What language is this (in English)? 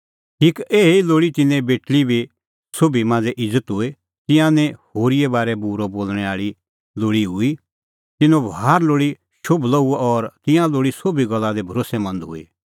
Kullu Pahari